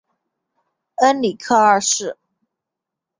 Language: Chinese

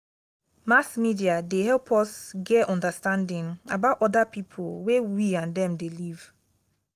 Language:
Nigerian Pidgin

